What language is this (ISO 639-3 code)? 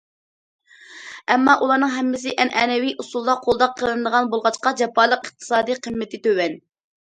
uig